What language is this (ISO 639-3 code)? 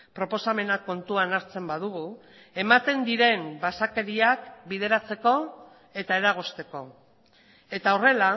eus